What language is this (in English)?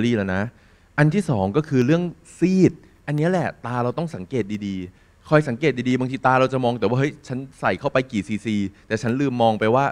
Thai